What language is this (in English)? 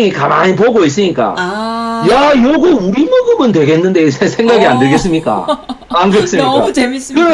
Korean